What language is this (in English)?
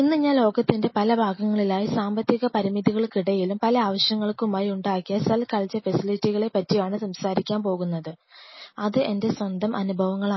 Malayalam